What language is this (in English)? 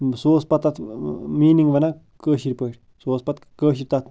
Kashmiri